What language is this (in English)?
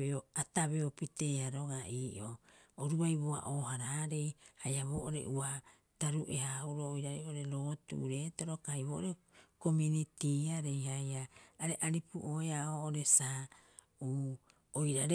Rapoisi